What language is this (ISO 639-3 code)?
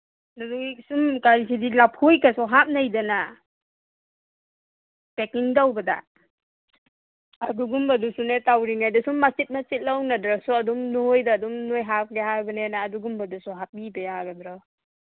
mni